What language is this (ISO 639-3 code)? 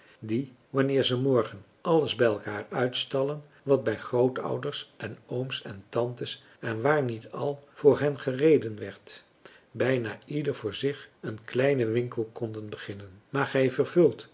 nld